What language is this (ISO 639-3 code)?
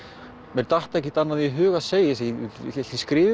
isl